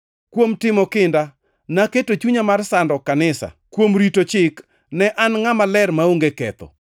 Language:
Luo (Kenya and Tanzania)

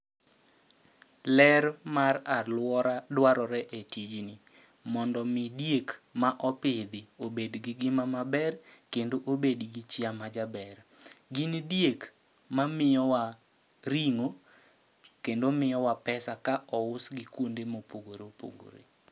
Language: Luo (Kenya and Tanzania)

